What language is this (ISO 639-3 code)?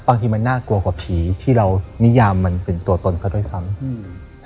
tha